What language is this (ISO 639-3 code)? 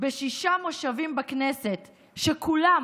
heb